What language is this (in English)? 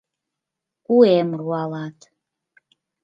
Mari